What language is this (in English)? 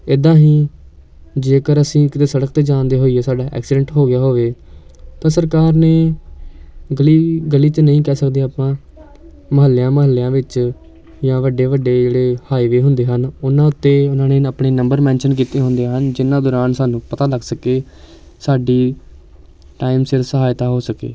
Punjabi